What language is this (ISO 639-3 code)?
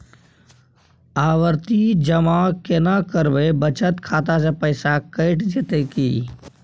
mai